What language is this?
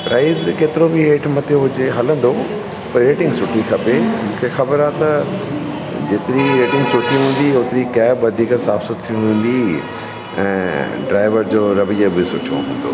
Sindhi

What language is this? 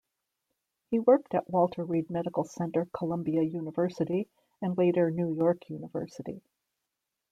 English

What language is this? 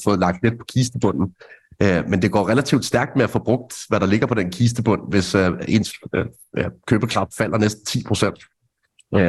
Danish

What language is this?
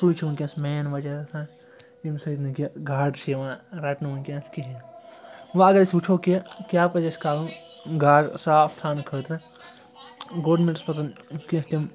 Kashmiri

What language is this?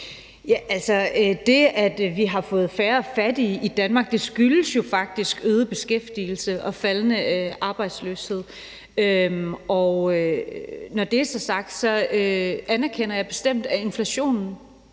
Danish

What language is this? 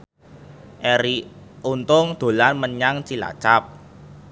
Javanese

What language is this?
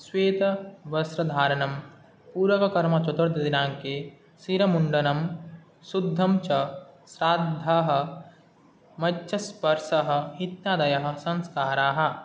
Sanskrit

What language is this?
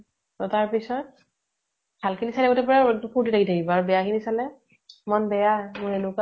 Assamese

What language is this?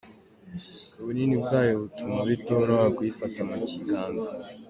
Kinyarwanda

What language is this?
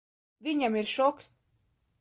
Latvian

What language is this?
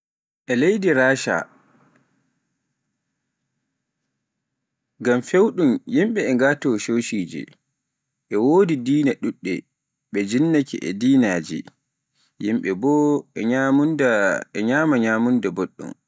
Pular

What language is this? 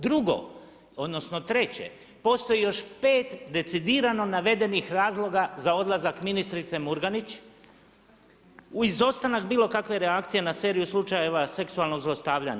Croatian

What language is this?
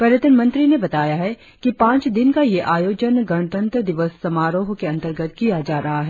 Hindi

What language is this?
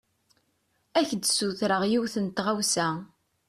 Kabyle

